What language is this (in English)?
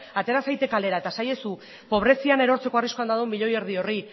Basque